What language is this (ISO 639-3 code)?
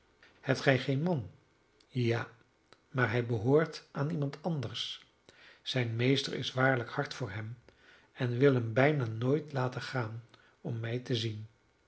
nld